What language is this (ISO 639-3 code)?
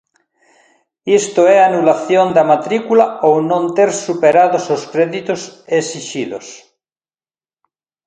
glg